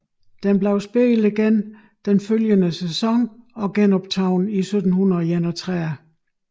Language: Danish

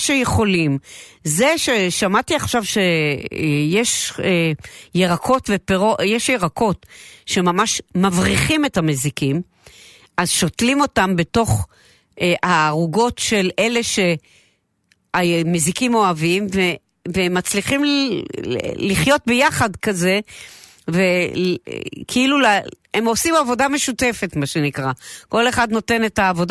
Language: Hebrew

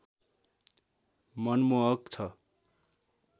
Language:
Nepali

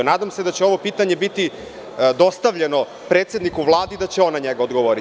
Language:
Serbian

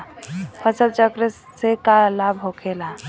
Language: Bhojpuri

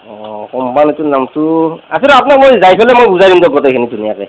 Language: Assamese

